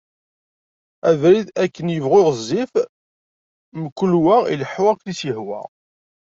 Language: Kabyle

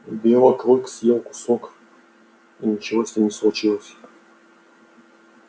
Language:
Russian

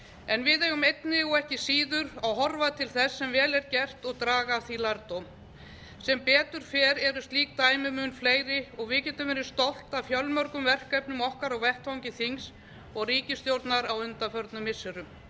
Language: Icelandic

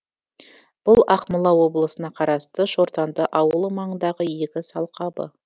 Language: Kazakh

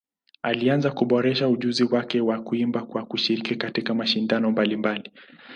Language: Swahili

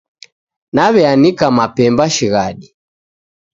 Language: Taita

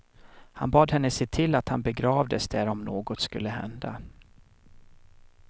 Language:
Swedish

